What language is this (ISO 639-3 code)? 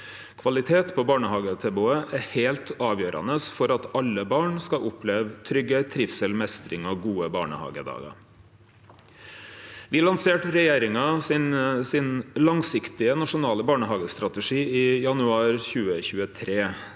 nor